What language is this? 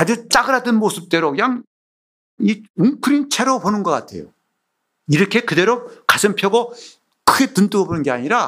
Korean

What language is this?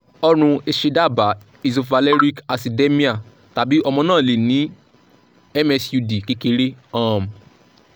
Yoruba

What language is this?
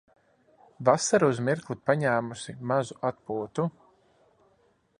Latvian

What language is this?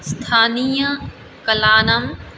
Sanskrit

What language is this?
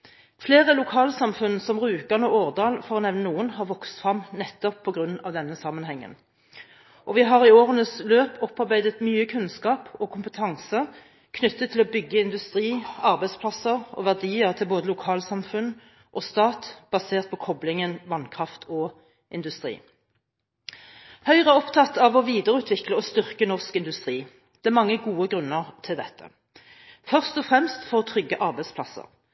Norwegian Bokmål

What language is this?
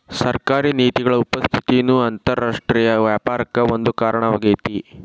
Kannada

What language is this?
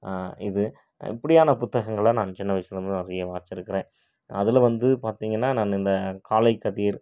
Tamil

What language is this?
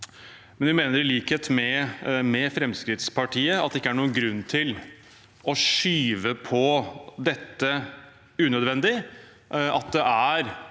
Norwegian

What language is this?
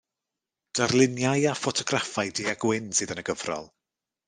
Welsh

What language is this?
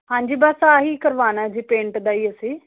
Punjabi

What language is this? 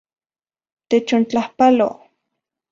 Central Puebla Nahuatl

